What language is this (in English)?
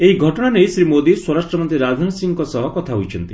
Odia